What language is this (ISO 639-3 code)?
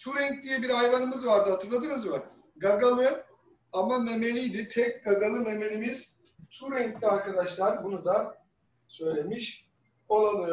tur